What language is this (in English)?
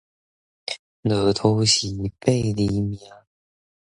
Min Nan Chinese